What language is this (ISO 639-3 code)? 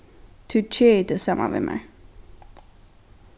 fao